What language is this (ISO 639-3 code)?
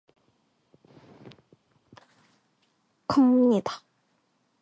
kor